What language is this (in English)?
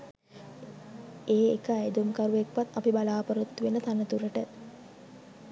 Sinhala